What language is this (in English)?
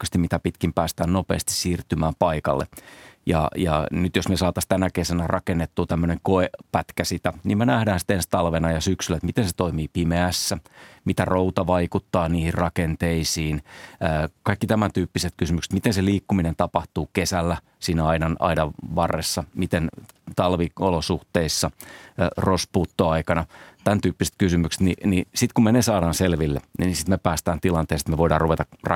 Finnish